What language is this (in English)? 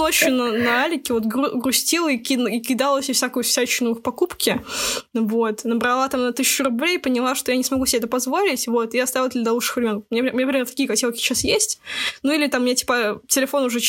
Russian